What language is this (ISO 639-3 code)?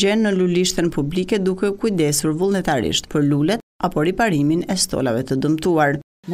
ron